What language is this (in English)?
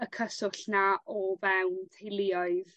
Welsh